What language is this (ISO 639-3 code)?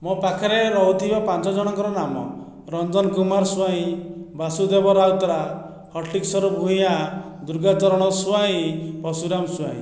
ori